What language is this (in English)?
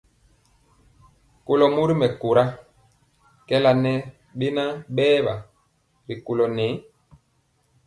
Mpiemo